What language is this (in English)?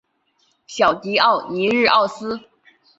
Chinese